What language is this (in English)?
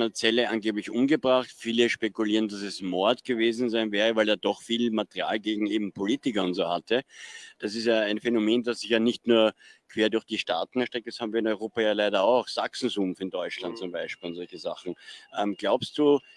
German